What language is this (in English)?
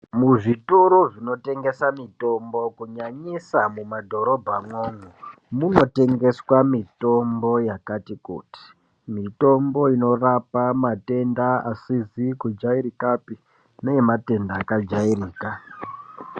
Ndau